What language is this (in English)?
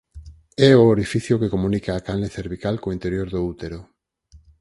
Galician